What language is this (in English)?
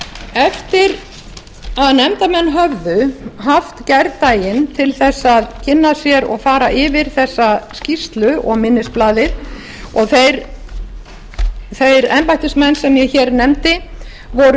Icelandic